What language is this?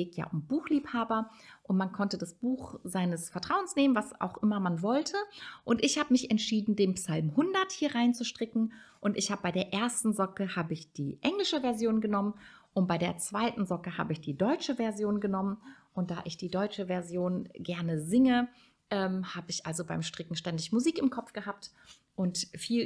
German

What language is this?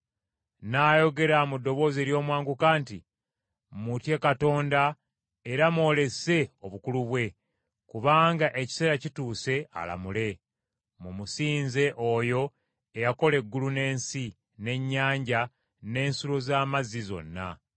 Ganda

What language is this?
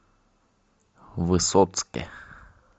Russian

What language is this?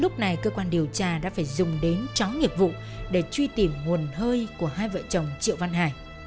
Vietnamese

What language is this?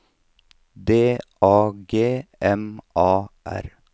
Norwegian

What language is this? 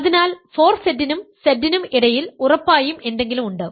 Malayalam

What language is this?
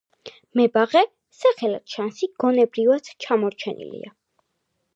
Georgian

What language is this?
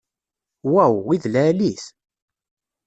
Kabyle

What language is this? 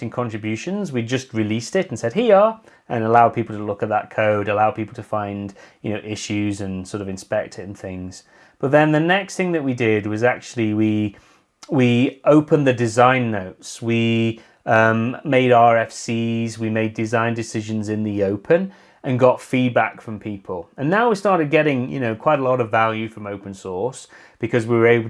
English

